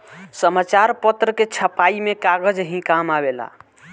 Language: Bhojpuri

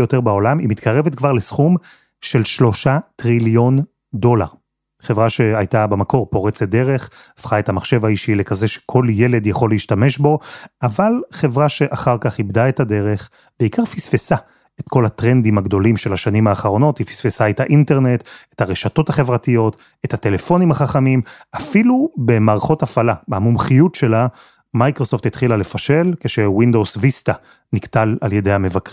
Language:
Hebrew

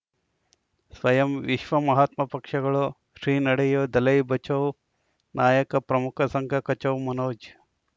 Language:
Kannada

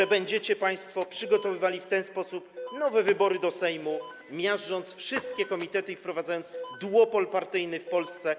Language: Polish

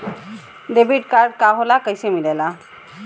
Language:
Bhojpuri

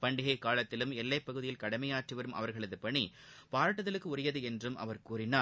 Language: Tamil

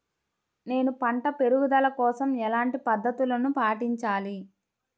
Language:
Telugu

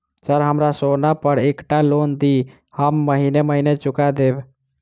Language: Maithili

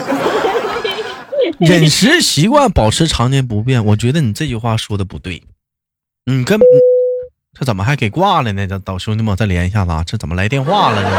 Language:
Chinese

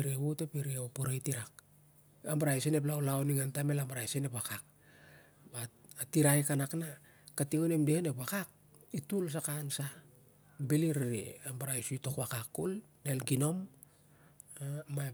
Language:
Siar-Lak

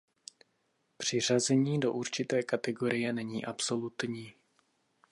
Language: Czech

